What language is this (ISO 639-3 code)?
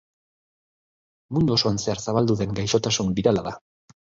eus